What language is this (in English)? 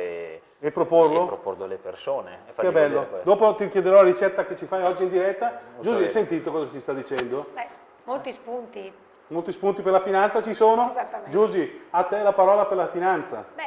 Italian